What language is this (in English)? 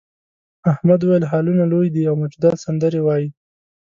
Pashto